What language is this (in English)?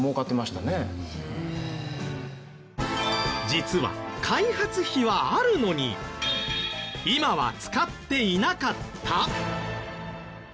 Japanese